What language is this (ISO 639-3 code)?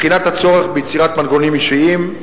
heb